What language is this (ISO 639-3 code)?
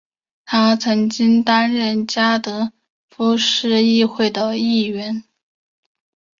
zho